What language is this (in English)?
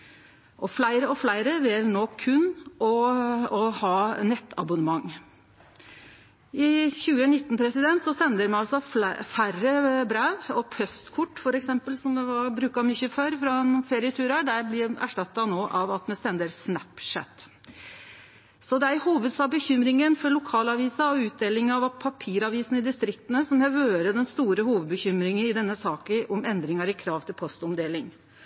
Norwegian Nynorsk